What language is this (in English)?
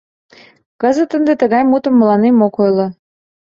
Mari